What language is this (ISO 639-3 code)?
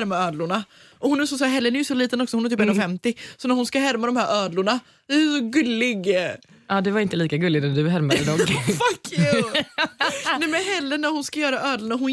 swe